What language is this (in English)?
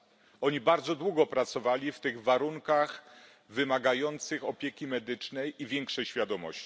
Polish